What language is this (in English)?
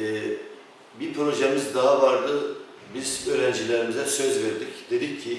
Turkish